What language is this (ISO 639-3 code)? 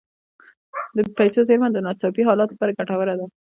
pus